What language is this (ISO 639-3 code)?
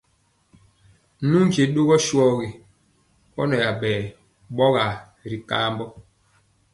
mcx